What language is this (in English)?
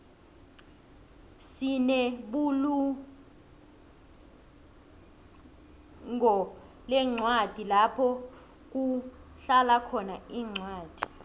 South Ndebele